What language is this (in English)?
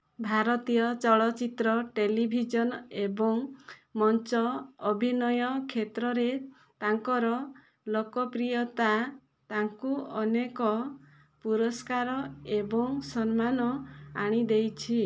Odia